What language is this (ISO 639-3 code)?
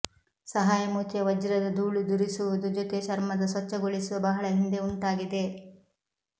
kan